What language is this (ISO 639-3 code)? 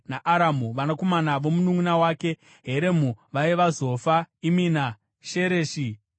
sna